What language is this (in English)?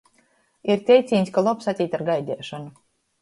Latgalian